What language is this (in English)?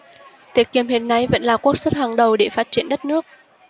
Vietnamese